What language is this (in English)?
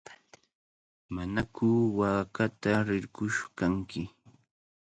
Cajatambo North Lima Quechua